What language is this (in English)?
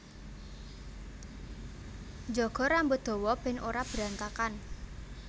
Javanese